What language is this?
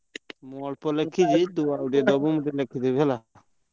Odia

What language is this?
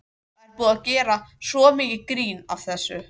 Icelandic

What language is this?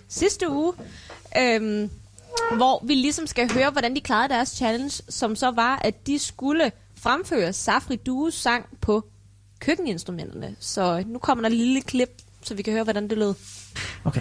Danish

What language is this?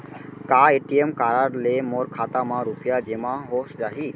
Chhattisgarhi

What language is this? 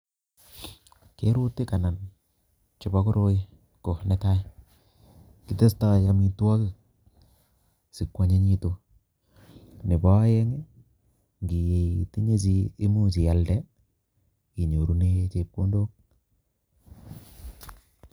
Kalenjin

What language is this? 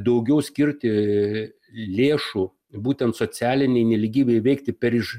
Lithuanian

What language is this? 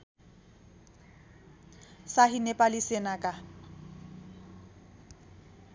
Nepali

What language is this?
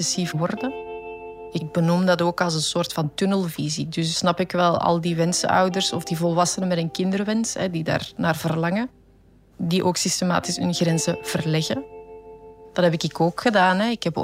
Dutch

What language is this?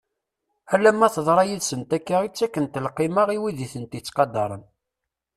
Kabyle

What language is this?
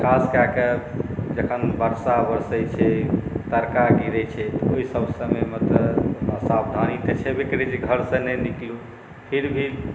Maithili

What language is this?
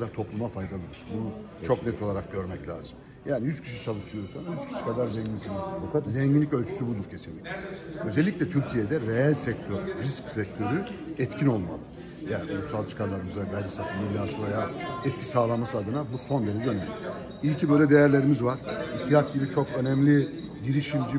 Turkish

